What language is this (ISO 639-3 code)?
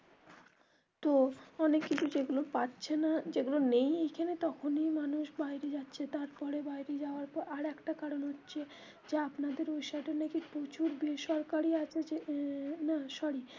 ben